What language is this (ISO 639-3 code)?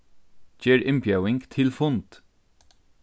fao